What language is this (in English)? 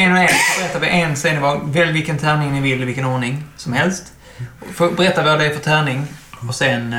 Swedish